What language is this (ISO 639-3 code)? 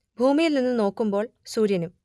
mal